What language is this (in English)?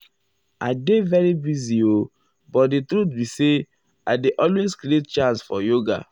Nigerian Pidgin